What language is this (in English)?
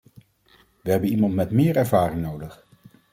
Dutch